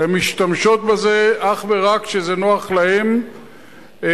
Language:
Hebrew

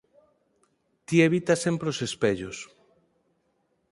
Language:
Galician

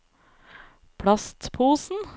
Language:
Norwegian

